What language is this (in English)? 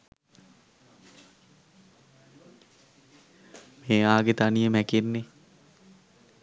Sinhala